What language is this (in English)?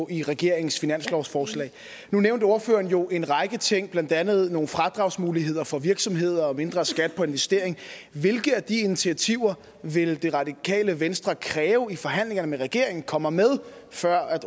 Danish